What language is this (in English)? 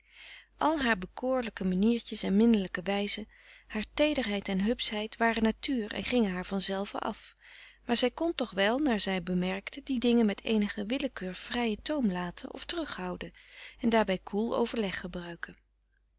Dutch